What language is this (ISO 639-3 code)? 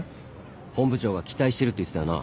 jpn